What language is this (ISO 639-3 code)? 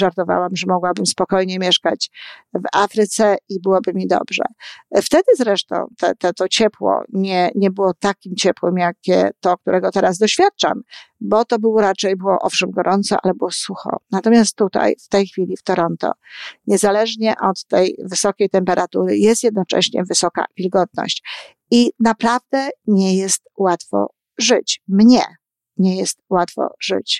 pol